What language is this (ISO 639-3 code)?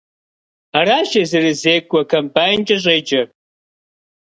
kbd